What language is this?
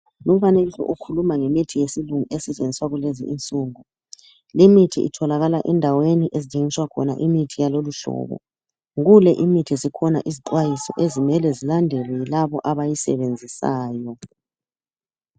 North Ndebele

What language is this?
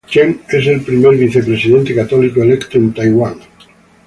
Spanish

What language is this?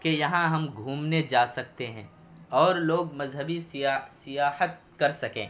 Urdu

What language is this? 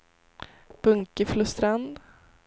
Swedish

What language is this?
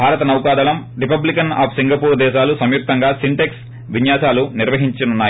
Telugu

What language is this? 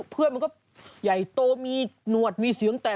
Thai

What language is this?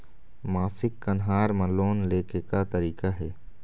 Chhattisgarhi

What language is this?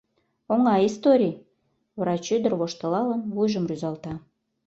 Mari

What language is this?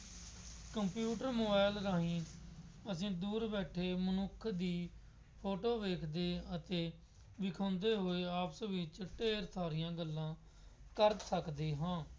Punjabi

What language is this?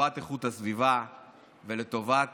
Hebrew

